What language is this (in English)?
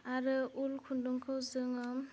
Bodo